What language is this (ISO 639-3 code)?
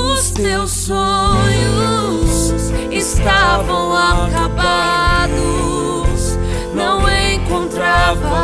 ron